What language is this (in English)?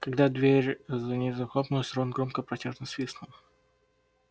Russian